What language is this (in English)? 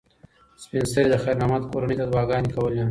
Pashto